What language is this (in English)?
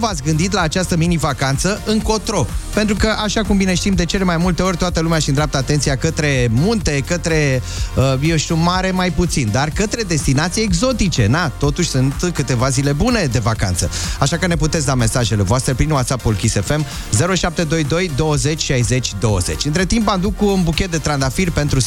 Romanian